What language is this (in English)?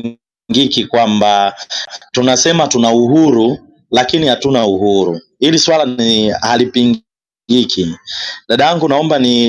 Swahili